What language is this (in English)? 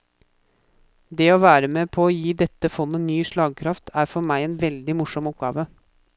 Norwegian